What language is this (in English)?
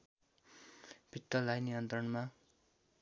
Nepali